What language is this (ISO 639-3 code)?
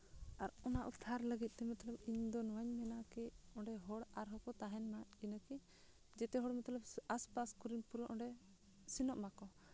sat